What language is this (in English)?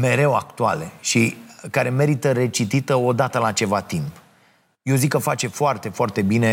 Romanian